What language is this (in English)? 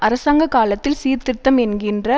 Tamil